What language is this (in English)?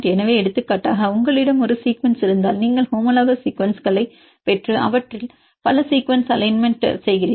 Tamil